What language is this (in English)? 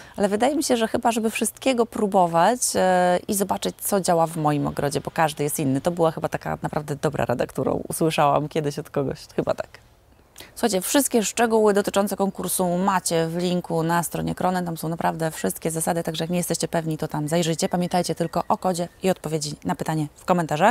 Polish